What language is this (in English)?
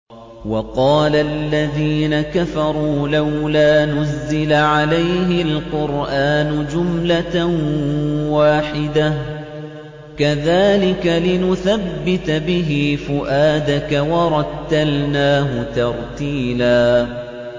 Arabic